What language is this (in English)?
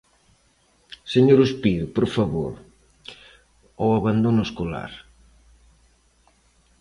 Galician